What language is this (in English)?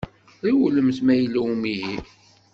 Kabyle